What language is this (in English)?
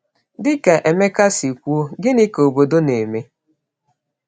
Igbo